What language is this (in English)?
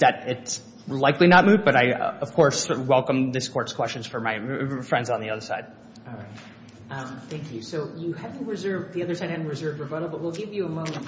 English